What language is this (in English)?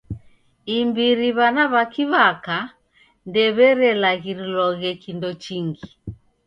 Taita